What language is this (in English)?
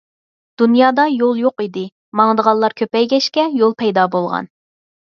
Uyghur